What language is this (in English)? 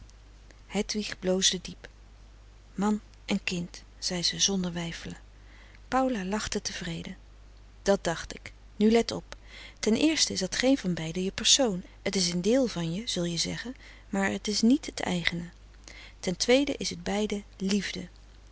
Dutch